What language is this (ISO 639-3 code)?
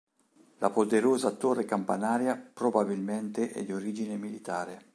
ita